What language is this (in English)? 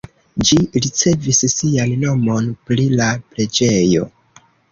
Esperanto